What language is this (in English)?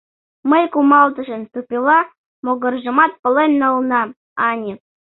Mari